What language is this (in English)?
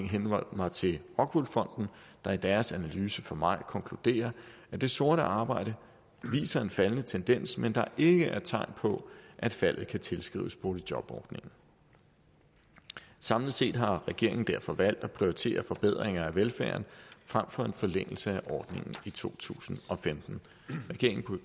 Danish